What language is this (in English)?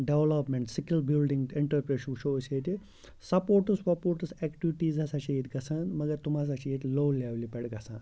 Kashmiri